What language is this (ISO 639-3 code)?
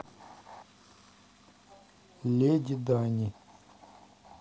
rus